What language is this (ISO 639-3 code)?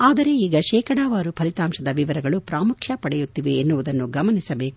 kan